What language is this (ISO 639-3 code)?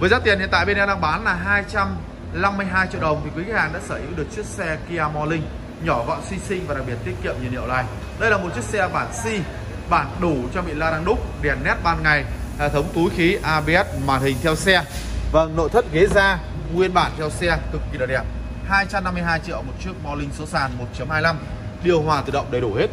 vie